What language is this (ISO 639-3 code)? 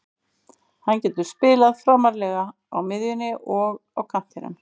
isl